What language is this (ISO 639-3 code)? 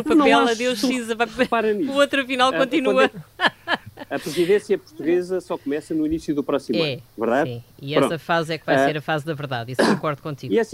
por